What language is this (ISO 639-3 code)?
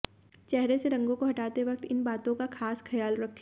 hin